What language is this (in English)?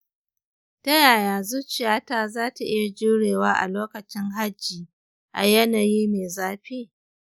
Hausa